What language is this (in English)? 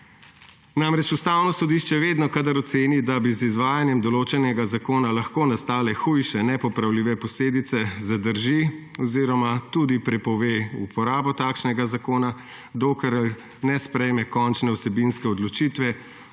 Slovenian